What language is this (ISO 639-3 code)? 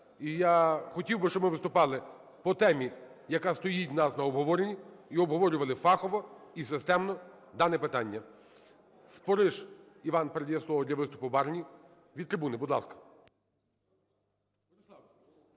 ukr